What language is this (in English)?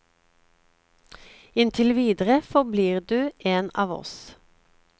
Norwegian